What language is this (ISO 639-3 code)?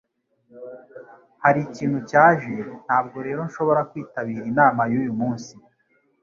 kin